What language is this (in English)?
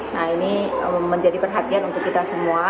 Indonesian